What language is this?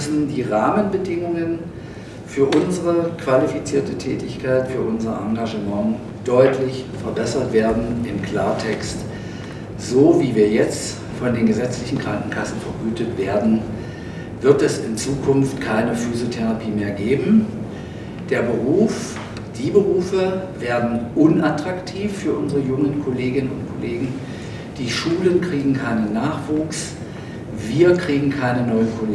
German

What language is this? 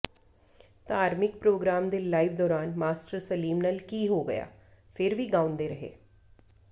Punjabi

